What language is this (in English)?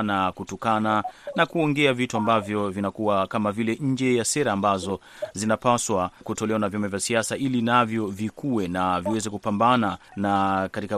Swahili